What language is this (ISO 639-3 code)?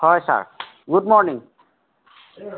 asm